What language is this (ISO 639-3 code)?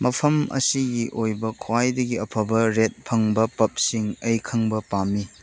mni